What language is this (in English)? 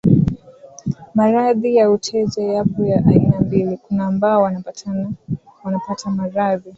Swahili